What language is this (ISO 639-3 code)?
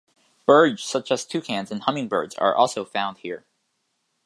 eng